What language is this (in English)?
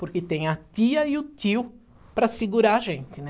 Portuguese